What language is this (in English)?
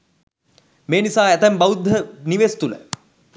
Sinhala